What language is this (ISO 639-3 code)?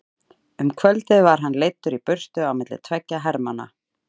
isl